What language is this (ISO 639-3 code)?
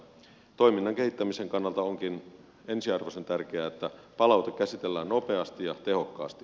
fin